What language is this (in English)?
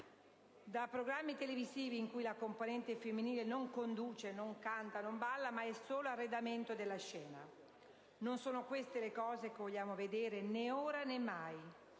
Italian